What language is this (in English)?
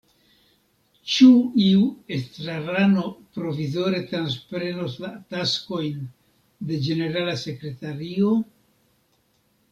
Esperanto